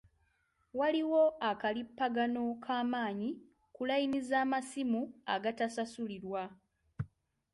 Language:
Ganda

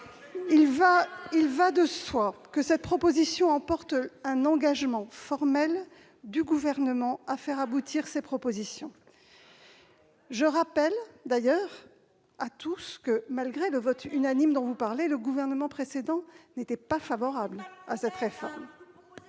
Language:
French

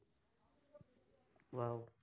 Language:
Assamese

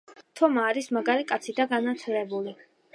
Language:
Georgian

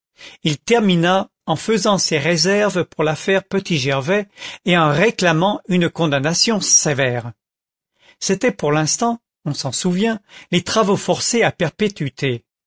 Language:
French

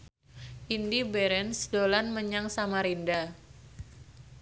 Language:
Javanese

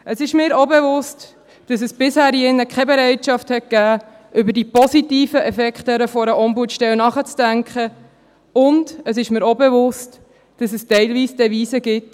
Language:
Swiss German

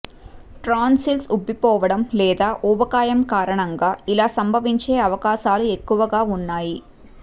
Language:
Telugu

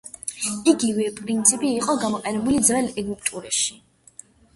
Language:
Georgian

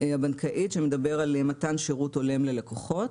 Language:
Hebrew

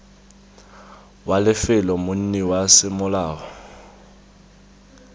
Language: Tswana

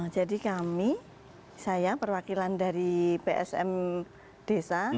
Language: Indonesian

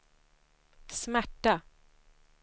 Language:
Swedish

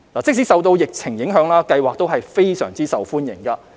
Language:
Cantonese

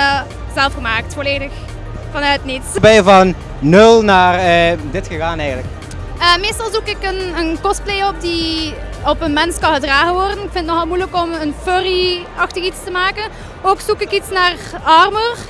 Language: Dutch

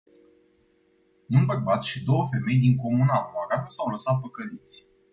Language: Romanian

